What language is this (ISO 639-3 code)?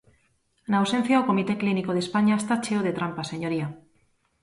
glg